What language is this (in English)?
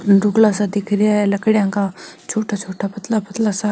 Marwari